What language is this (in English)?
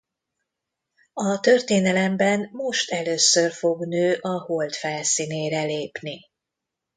Hungarian